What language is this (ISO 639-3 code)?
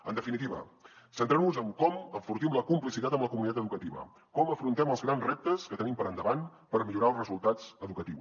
cat